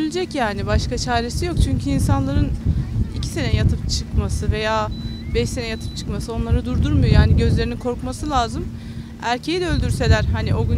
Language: Turkish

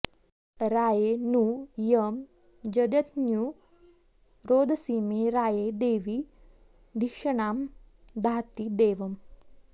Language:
Sanskrit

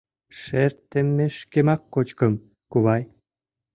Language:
Mari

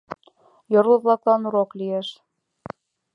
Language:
Mari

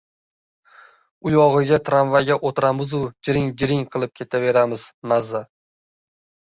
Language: Uzbek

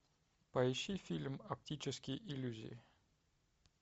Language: Russian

